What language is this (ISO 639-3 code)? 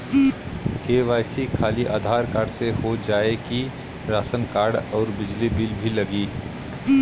bho